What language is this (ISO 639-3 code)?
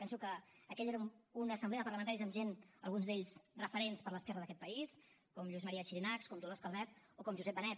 cat